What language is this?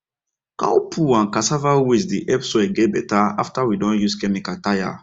Nigerian Pidgin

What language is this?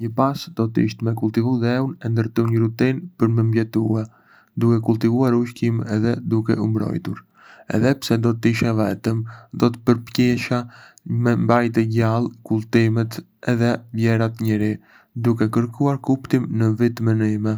Arbëreshë Albanian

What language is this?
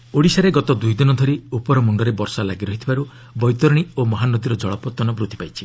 Odia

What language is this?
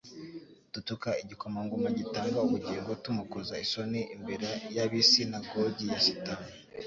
Kinyarwanda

